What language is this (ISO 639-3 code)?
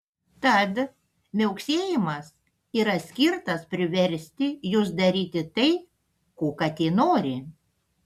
lit